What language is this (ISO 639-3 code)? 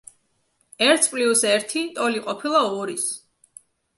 kat